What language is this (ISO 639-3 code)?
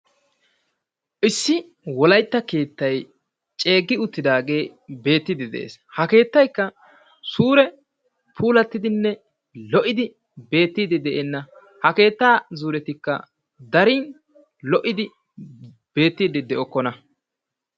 wal